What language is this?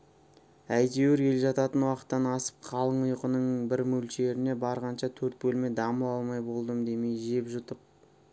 Kazakh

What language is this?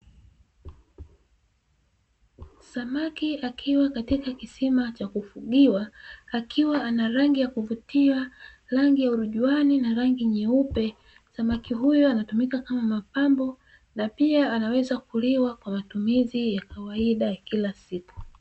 Swahili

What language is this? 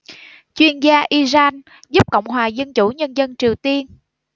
Vietnamese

